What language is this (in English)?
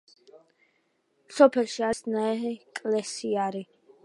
Georgian